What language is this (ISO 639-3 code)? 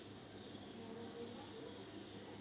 kan